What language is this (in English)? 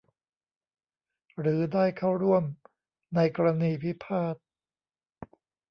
Thai